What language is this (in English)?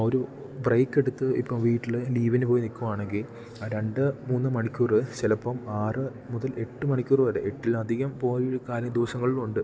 Malayalam